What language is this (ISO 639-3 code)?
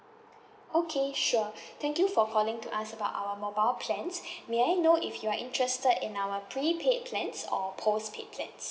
eng